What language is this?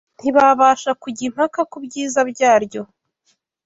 Kinyarwanda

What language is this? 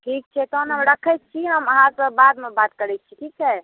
Maithili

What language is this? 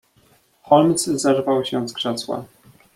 Polish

